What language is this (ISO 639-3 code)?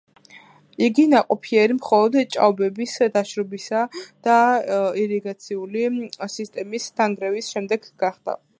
kat